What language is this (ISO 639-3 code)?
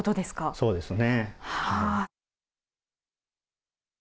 jpn